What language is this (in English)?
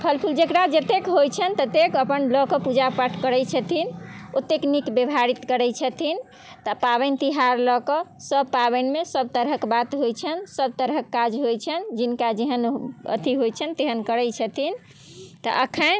Maithili